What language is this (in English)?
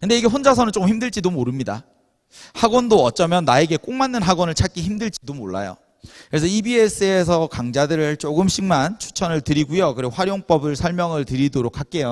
Korean